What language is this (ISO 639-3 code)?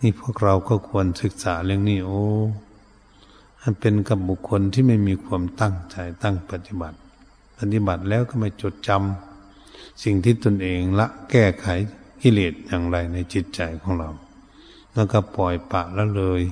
tha